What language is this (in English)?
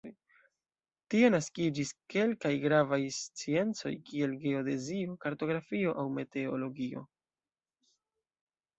Esperanto